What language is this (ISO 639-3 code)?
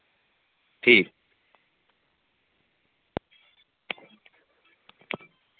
doi